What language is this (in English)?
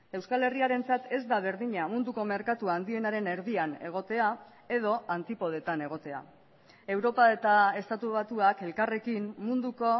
Basque